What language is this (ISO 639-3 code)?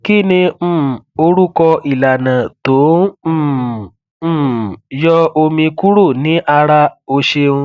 yor